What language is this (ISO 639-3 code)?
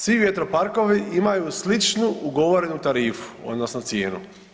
hrv